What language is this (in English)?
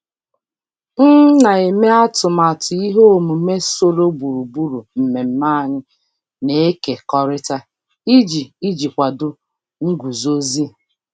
Igbo